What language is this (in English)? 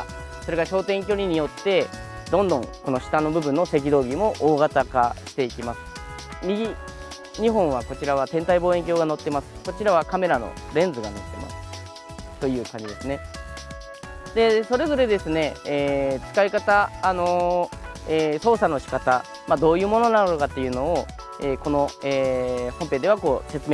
Japanese